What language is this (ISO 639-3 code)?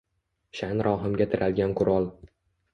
uzb